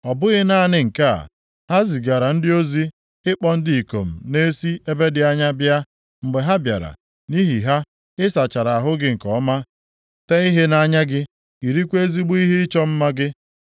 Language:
Igbo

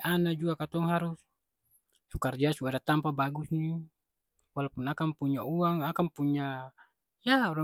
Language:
Ambonese Malay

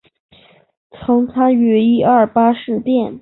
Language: Chinese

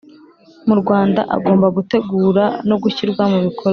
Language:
Kinyarwanda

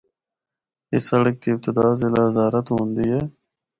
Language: Northern Hindko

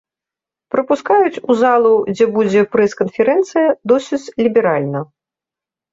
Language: Belarusian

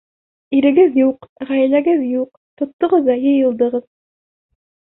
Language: Bashkir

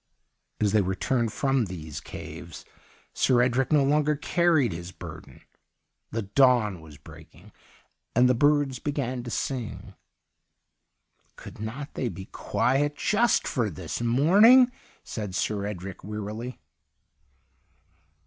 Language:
English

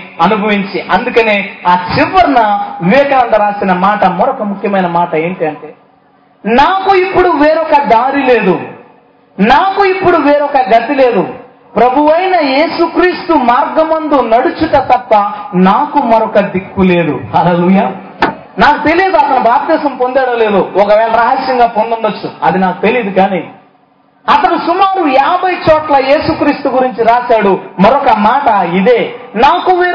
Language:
Telugu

